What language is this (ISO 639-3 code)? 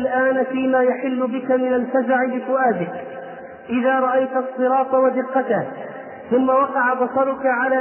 ara